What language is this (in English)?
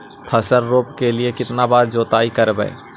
Magahi